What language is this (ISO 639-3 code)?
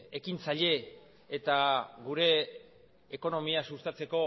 eus